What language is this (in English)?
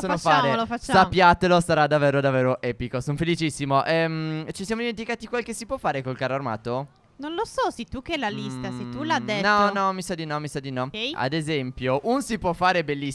Italian